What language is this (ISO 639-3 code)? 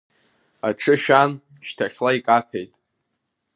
abk